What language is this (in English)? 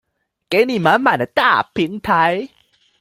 Chinese